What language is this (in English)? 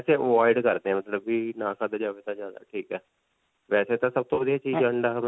Punjabi